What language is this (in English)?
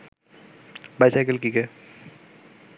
Bangla